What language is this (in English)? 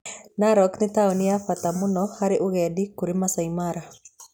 Kikuyu